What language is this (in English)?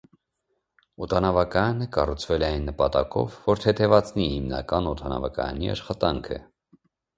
Armenian